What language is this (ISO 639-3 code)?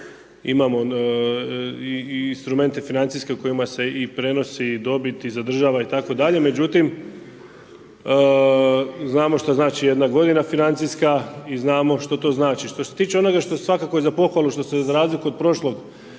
hrv